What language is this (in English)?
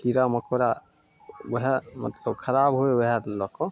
Maithili